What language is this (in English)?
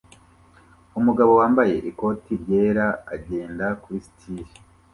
Kinyarwanda